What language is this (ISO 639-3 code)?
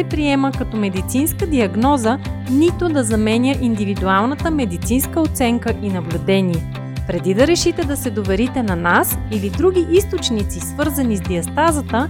bul